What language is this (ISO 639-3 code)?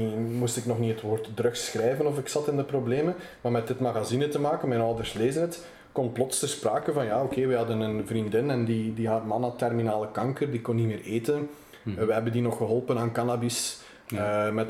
nld